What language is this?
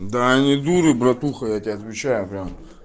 Russian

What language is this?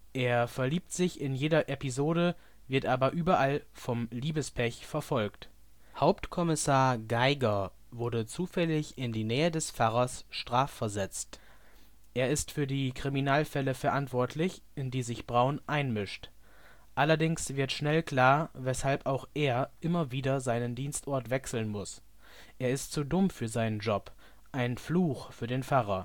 German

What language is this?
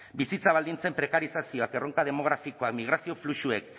Basque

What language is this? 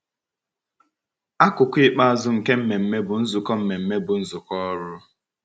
Igbo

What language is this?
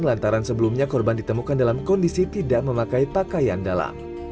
Indonesian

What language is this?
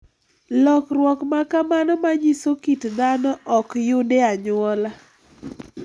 Luo (Kenya and Tanzania)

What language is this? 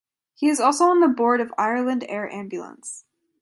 English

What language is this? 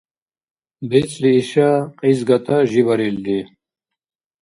Dargwa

